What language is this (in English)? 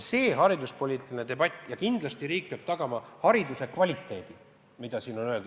Estonian